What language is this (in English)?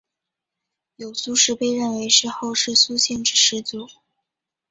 Chinese